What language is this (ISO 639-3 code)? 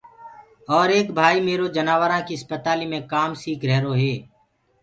ggg